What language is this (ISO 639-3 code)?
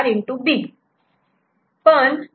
mar